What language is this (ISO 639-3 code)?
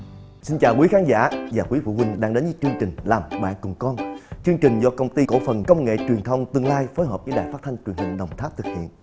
vie